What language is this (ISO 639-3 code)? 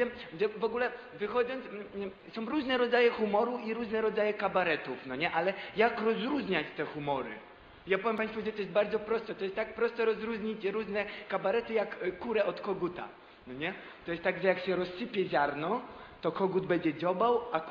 pol